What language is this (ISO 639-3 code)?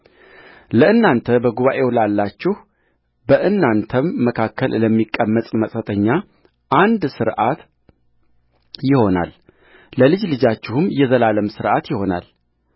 amh